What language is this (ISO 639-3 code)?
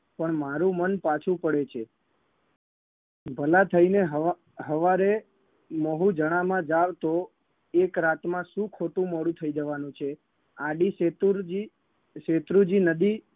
guj